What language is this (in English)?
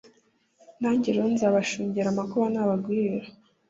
Kinyarwanda